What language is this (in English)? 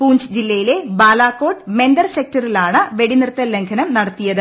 Malayalam